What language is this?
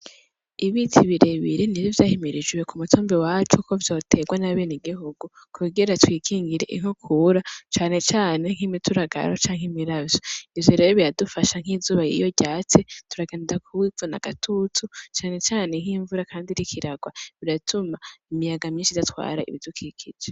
Rundi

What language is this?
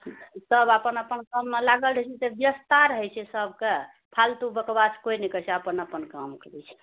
Maithili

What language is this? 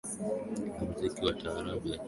Swahili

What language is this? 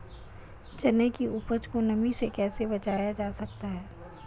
Hindi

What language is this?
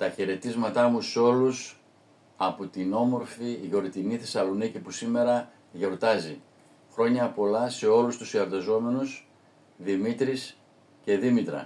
Greek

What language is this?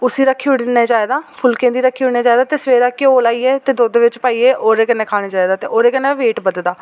Dogri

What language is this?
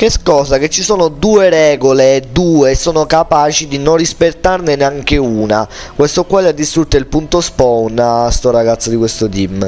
Italian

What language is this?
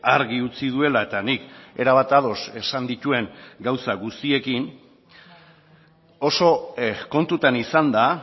Basque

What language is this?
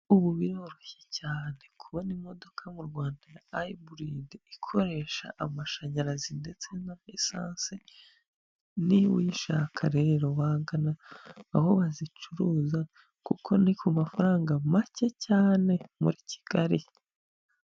Kinyarwanda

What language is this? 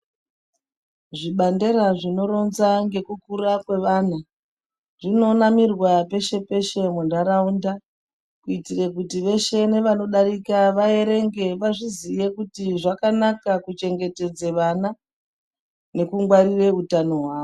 Ndau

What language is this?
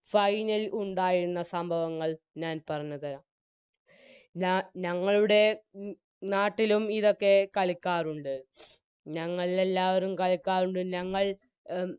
Malayalam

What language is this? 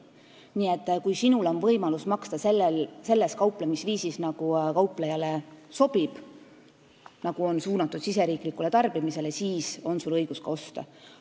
Estonian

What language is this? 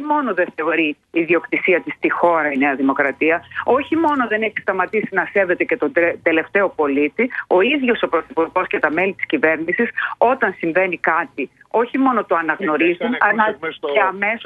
Greek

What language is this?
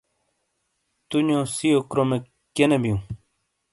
Shina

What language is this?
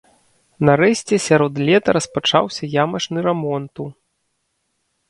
Belarusian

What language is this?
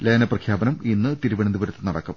Malayalam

